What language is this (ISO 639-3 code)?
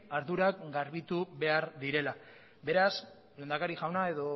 eus